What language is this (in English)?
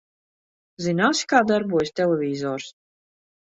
Latvian